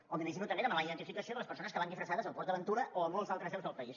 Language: Catalan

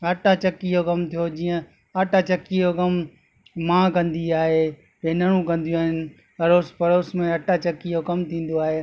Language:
Sindhi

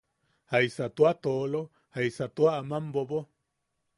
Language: Yaqui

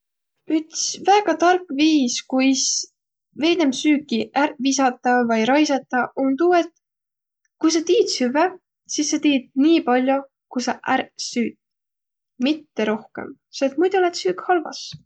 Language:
Võro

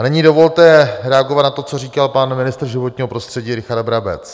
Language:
Czech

